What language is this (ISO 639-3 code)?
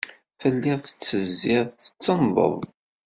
kab